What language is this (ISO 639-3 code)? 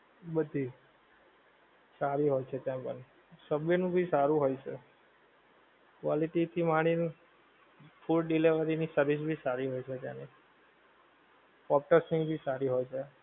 guj